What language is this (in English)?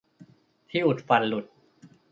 Thai